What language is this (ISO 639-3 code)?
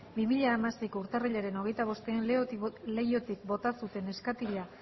eus